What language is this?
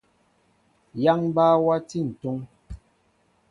Mbo (Cameroon)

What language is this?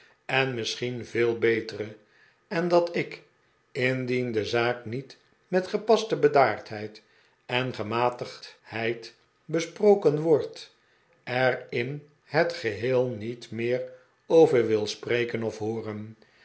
Dutch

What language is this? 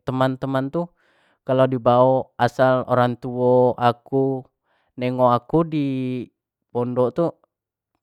Jambi Malay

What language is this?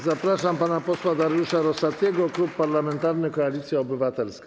Polish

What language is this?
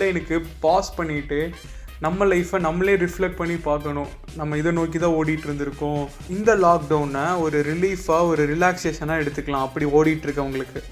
Tamil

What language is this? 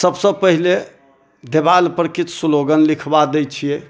Maithili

